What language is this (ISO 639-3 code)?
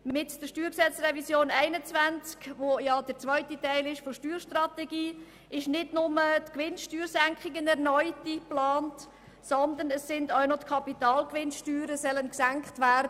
gsw